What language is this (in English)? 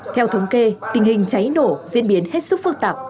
Vietnamese